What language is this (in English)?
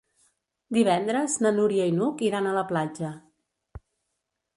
Catalan